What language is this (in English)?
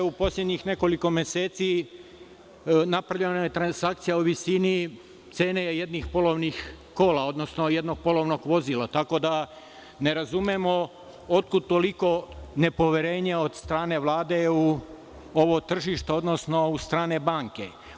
Serbian